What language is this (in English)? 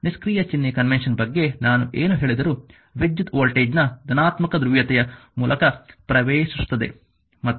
Kannada